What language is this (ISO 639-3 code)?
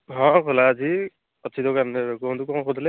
ori